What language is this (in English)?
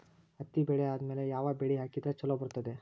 Kannada